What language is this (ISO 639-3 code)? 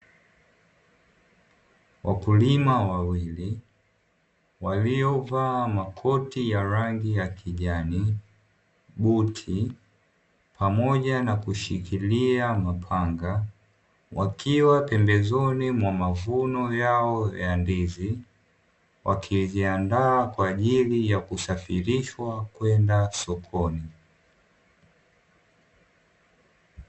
swa